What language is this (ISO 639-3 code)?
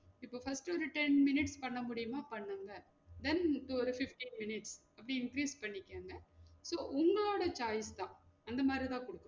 tam